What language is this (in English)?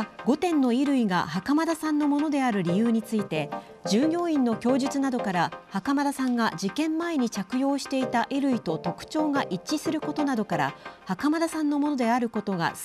Japanese